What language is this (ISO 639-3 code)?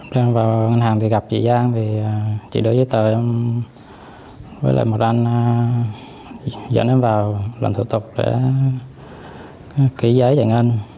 vie